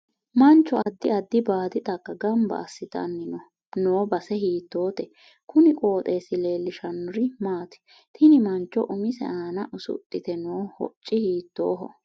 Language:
Sidamo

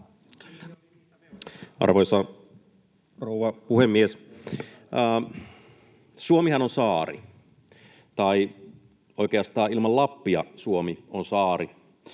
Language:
Finnish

